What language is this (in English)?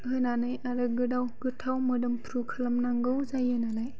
Bodo